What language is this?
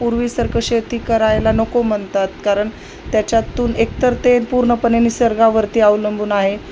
Marathi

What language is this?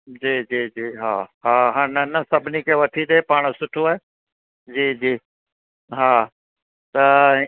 Sindhi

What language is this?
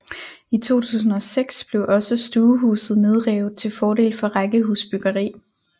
Danish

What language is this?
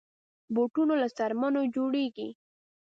Pashto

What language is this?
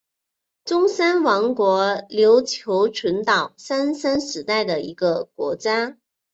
Chinese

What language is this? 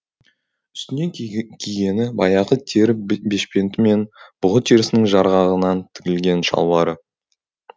Kazakh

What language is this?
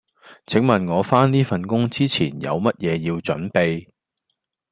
Cantonese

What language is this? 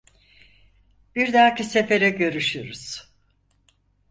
Turkish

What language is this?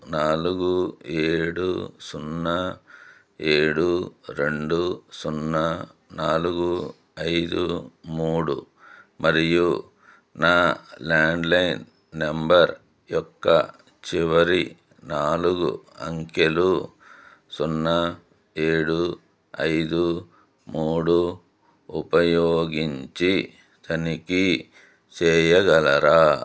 Telugu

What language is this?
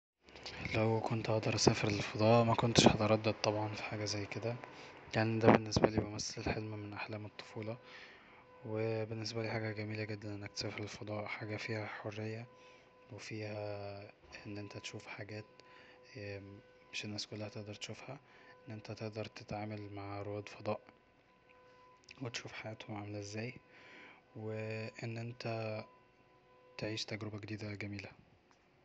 Egyptian Arabic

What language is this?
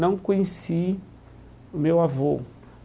Portuguese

